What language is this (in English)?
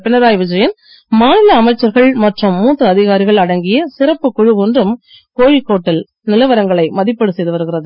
Tamil